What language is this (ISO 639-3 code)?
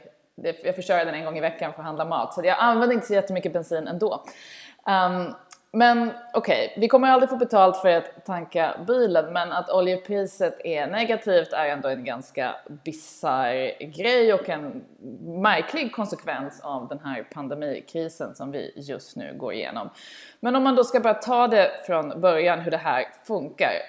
swe